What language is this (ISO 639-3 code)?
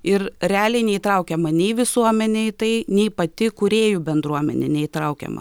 lit